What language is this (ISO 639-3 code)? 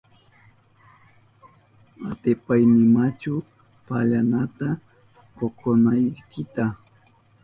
qup